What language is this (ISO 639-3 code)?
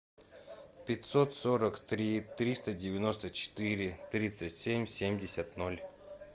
rus